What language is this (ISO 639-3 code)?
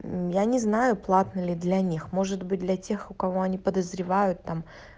rus